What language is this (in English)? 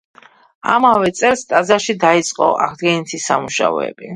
Georgian